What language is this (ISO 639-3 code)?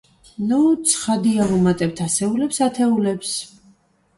kat